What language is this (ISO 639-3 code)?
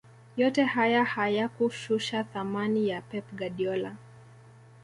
swa